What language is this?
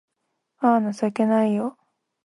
Japanese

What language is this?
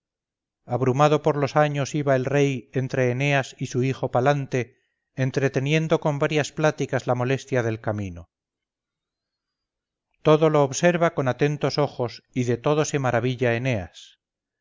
Spanish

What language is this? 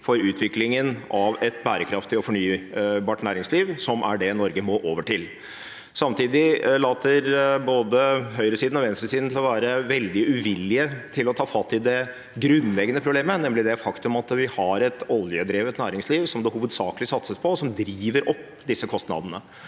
Norwegian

